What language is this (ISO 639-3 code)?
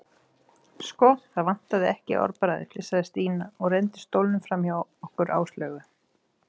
isl